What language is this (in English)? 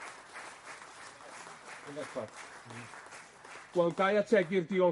Welsh